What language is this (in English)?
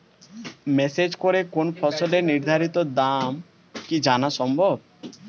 Bangla